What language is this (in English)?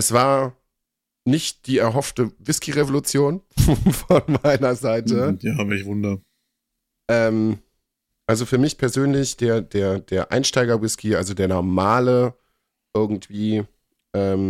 German